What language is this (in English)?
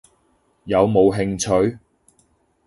Cantonese